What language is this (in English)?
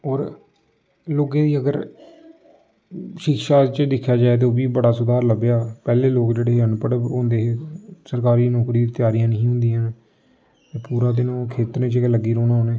Dogri